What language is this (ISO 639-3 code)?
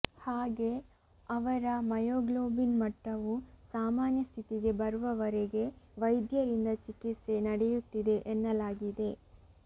kan